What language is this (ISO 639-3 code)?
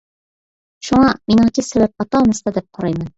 uig